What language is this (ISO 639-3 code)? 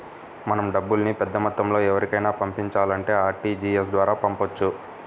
tel